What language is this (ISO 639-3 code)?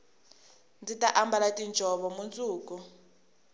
tso